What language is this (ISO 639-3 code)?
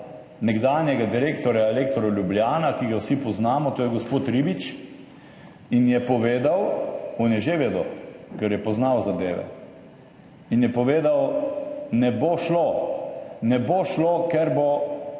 slv